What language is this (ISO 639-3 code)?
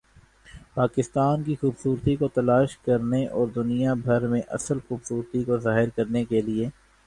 urd